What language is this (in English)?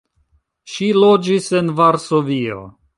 Esperanto